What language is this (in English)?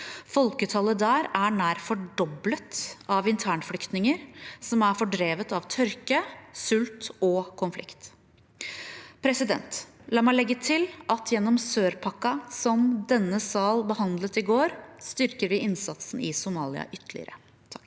Norwegian